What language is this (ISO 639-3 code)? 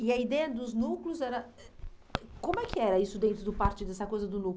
por